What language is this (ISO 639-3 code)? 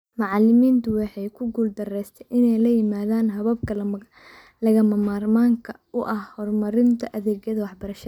som